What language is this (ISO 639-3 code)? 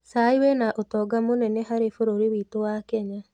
kik